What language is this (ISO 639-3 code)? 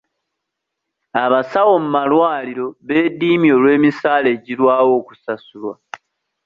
lug